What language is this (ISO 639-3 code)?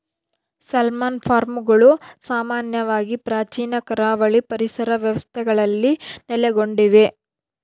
kan